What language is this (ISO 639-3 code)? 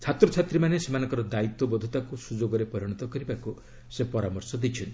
ori